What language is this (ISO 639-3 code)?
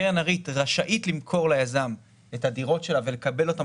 heb